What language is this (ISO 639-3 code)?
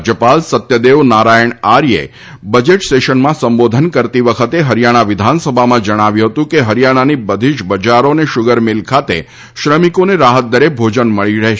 guj